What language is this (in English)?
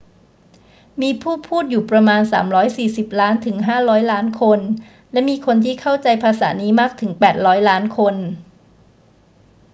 Thai